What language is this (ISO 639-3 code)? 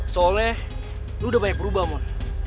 ind